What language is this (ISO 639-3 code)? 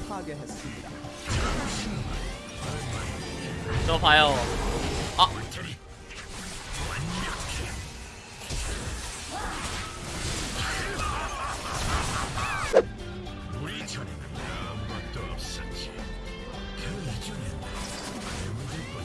kor